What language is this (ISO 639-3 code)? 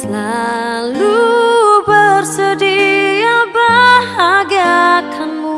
ind